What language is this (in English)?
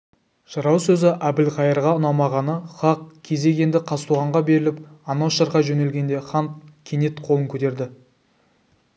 Kazakh